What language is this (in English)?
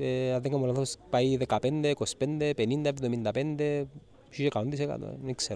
Greek